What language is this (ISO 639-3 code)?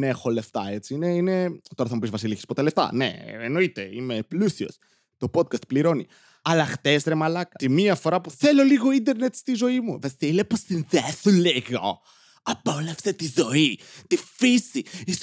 ell